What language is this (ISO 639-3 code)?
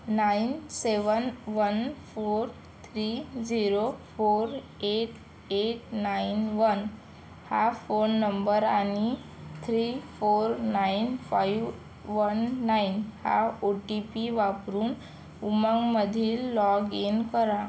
mar